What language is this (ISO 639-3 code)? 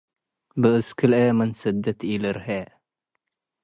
tig